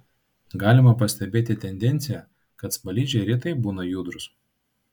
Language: Lithuanian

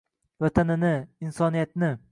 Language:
Uzbek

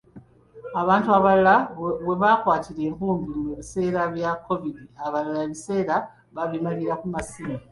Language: Ganda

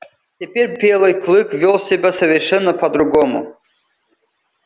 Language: Russian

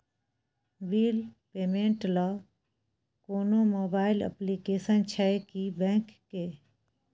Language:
Maithili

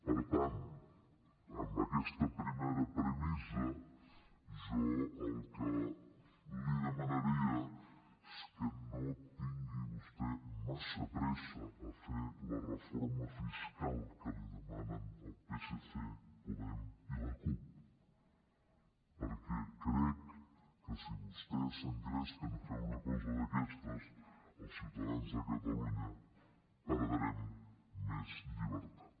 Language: Catalan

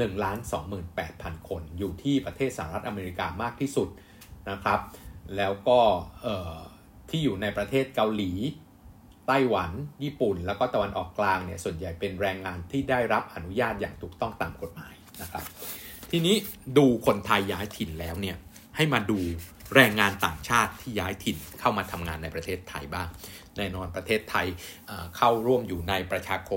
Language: Thai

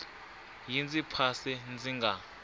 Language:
Tsonga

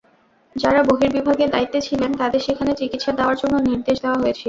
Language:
Bangla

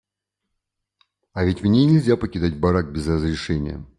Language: Russian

